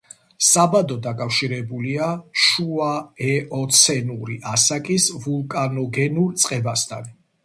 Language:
Georgian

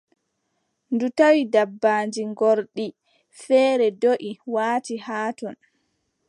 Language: Adamawa Fulfulde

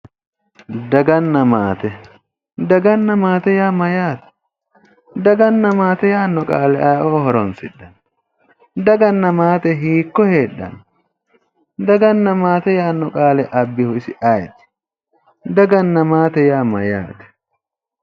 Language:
Sidamo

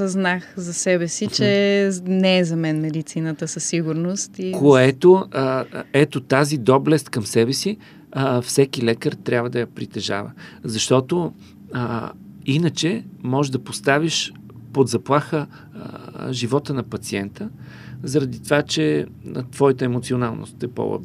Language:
Bulgarian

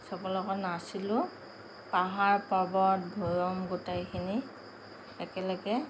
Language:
Assamese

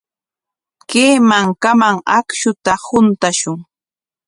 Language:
Corongo Ancash Quechua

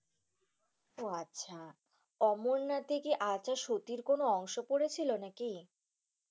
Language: Bangla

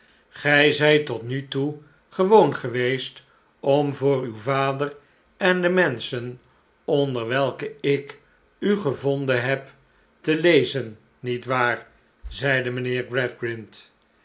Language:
Dutch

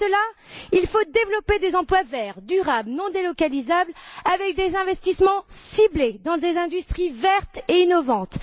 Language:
French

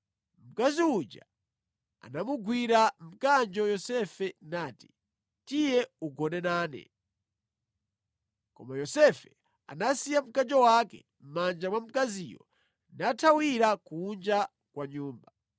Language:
Nyanja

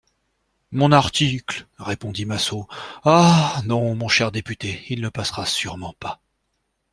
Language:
French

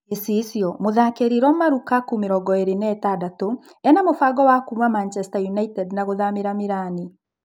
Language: Kikuyu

